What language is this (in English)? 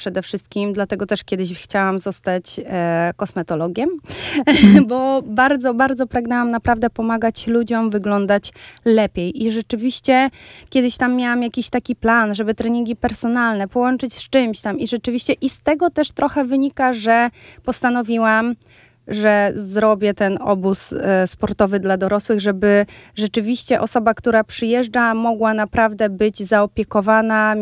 Polish